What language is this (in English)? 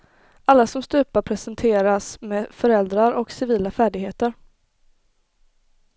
Swedish